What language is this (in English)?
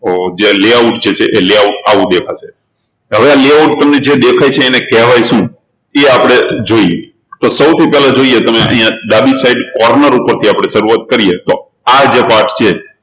Gujarati